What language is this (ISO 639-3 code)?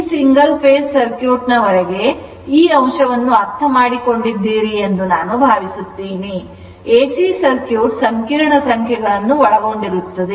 kan